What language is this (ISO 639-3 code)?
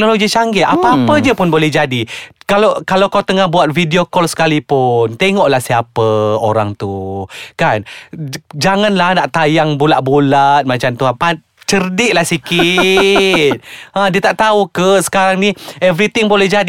msa